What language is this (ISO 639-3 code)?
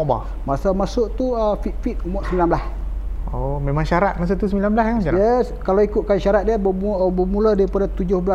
msa